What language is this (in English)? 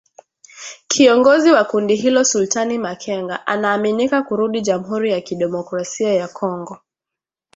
Swahili